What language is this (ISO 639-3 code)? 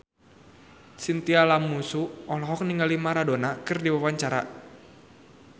sun